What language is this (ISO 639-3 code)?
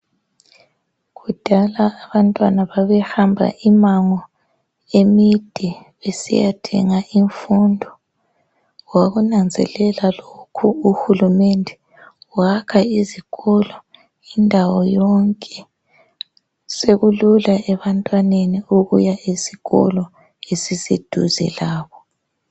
nde